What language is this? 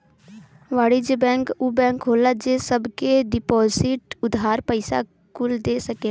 Bhojpuri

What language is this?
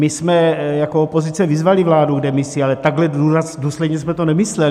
Czech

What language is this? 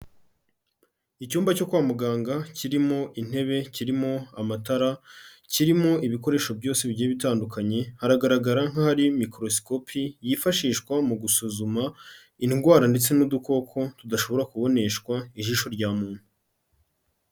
Kinyarwanda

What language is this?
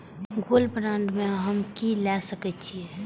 Maithili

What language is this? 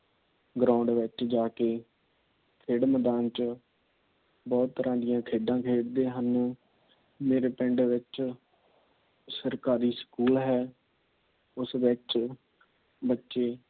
Punjabi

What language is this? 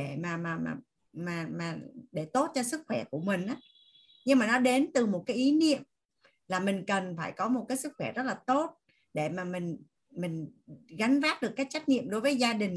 Vietnamese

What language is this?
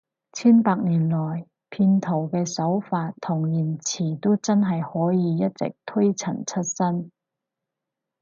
Cantonese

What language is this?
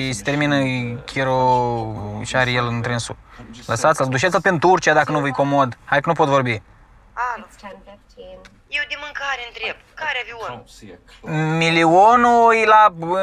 Romanian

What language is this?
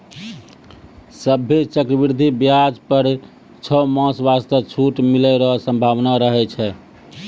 Maithili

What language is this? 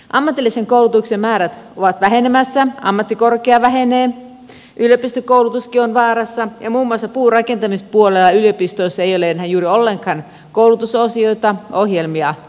Finnish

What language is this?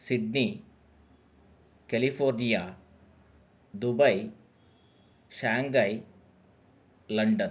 Sanskrit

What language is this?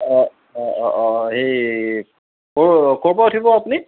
Assamese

